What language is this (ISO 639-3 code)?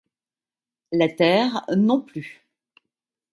fra